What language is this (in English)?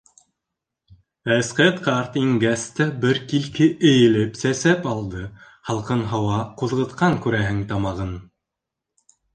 Bashkir